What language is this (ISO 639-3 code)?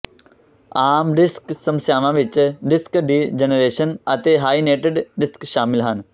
pan